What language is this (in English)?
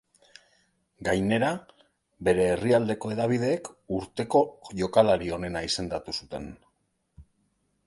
Basque